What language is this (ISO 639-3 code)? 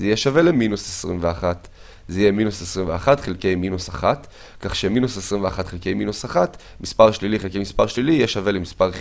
heb